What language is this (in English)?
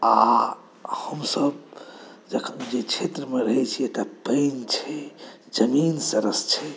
Maithili